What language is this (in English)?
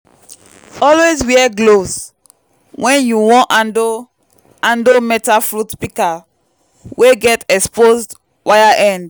Nigerian Pidgin